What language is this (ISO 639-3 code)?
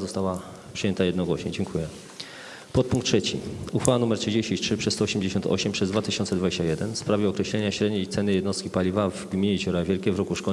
pol